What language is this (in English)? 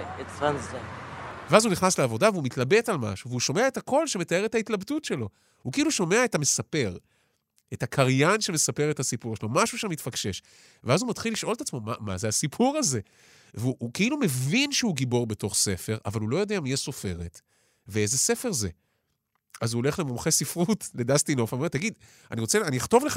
Hebrew